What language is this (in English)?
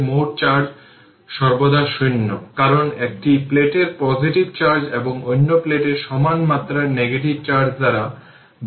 Bangla